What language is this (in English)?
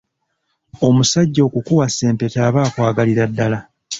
Ganda